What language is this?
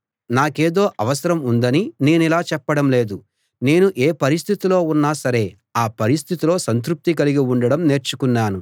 Telugu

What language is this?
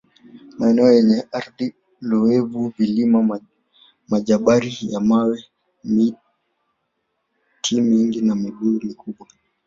Swahili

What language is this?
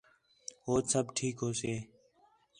Khetrani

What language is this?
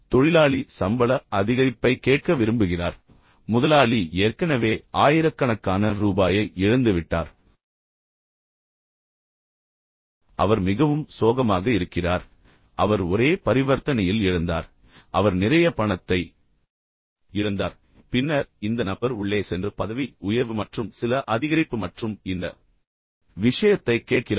Tamil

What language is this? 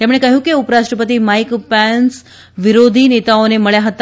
Gujarati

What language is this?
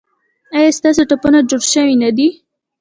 Pashto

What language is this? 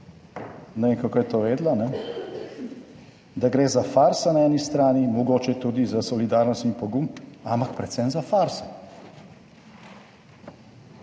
Slovenian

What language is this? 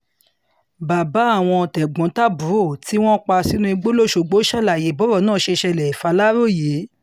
Yoruba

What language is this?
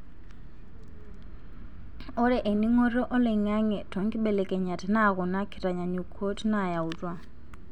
Masai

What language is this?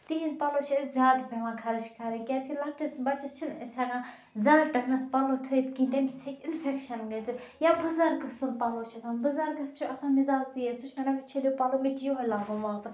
Kashmiri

